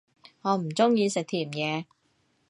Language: Cantonese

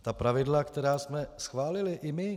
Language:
Czech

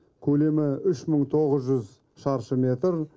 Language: Kazakh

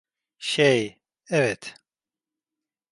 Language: Turkish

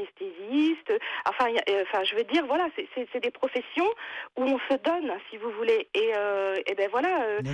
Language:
French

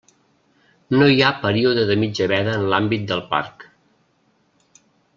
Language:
Catalan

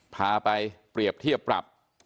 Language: Thai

